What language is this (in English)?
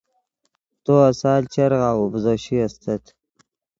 Yidgha